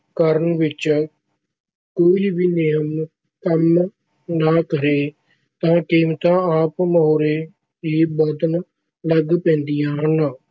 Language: Punjabi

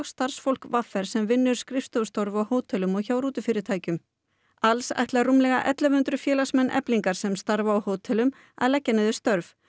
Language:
Icelandic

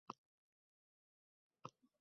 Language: Uzbek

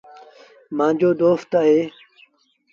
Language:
Sindhi Bhil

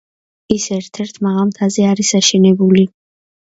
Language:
Georgian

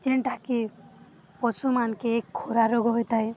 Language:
Odia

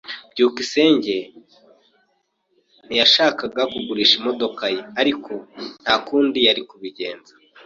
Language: Kinyarwanda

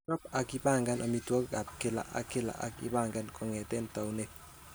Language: Kalenjin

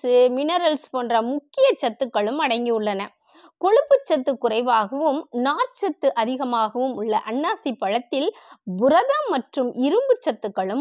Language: Tamil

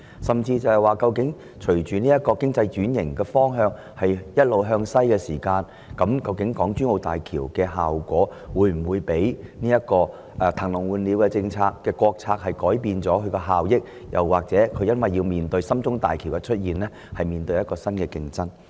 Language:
Cantonese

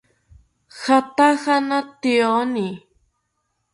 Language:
South Ucayali Ashéninka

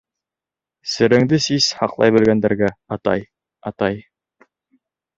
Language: Bashkir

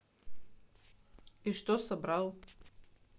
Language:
Russian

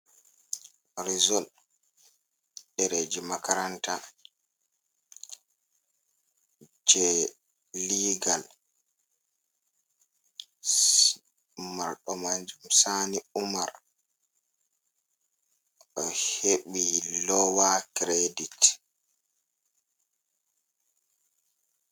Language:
Fula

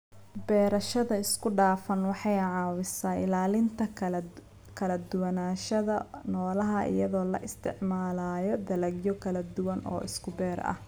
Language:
Somali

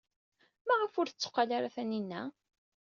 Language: Kabyle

